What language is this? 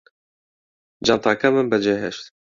Central Kurdish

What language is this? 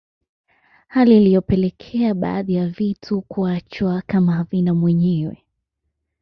Swahili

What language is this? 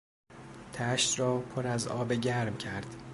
Persian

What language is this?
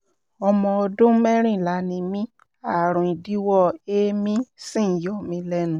Yoruba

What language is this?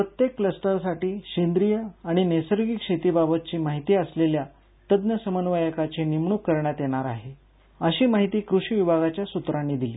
Marathi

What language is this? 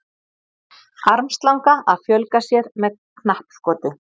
Icelandic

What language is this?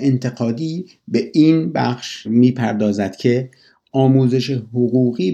Persian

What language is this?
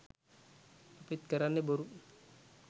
Sinhala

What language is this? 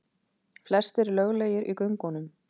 Icelandic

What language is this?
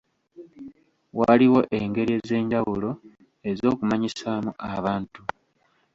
Ganda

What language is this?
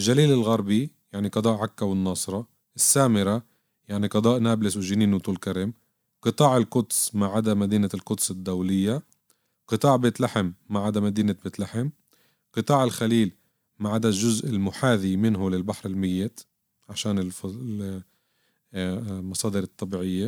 Arabic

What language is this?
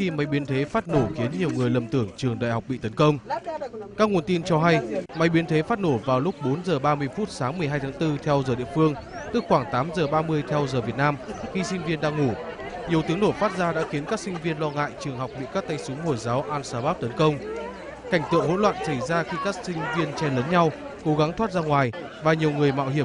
Vietnamese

